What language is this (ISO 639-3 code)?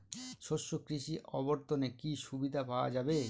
ben